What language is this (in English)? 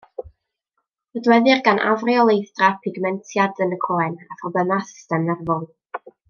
Welsh